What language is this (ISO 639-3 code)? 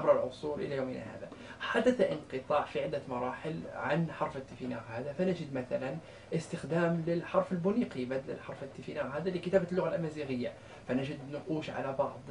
ara